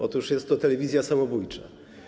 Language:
Polish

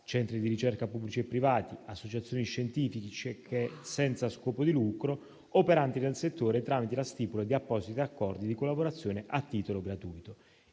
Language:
Italian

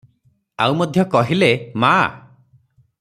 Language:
Odia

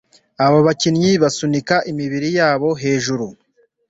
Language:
Kinyarwanda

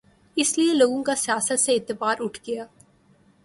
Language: Urdu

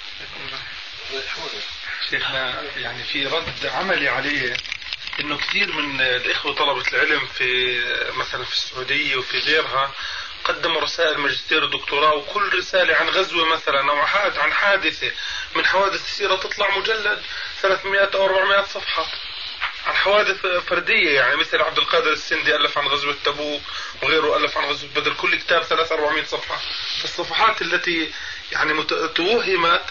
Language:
Arabic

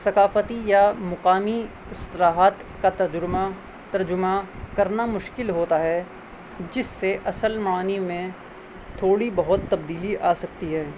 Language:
Urdu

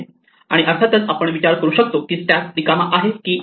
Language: Marathi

